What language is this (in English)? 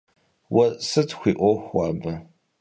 Kabardian